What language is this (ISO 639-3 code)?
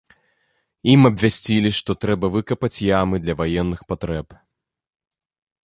bel